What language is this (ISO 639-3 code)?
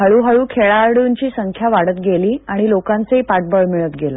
mar